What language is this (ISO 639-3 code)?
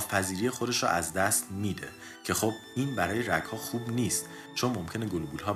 fas